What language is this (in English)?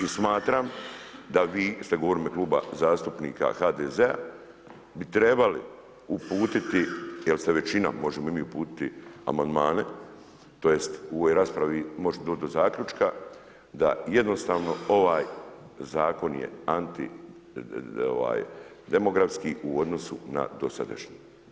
Croatian